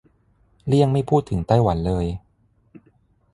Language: Thai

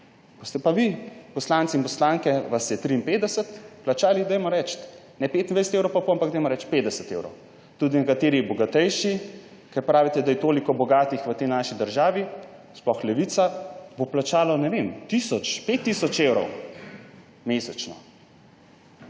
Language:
Slovenian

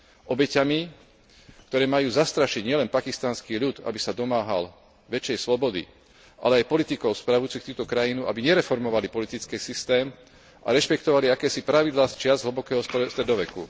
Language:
Slovak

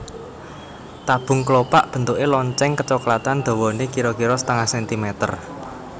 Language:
Javanese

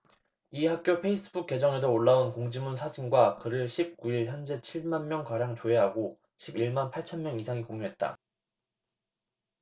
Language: Korean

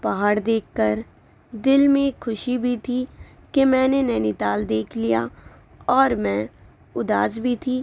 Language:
Urdu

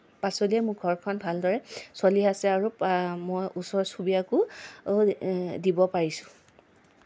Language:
Assamese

